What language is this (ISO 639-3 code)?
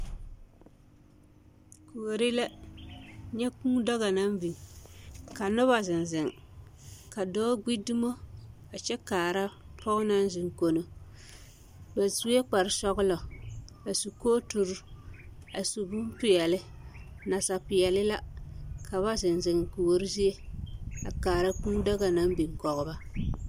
dga